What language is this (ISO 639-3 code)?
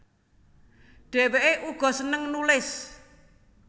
jav